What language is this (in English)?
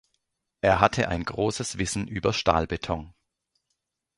German